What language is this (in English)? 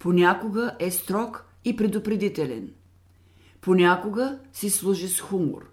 Bulgarian